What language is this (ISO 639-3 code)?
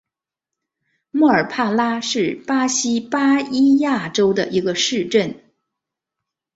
zho